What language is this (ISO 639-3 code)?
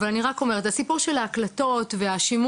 heb